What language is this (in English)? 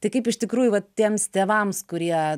Lithuanian